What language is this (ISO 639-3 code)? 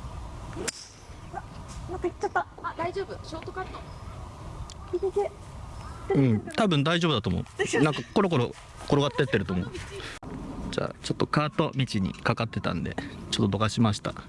jpn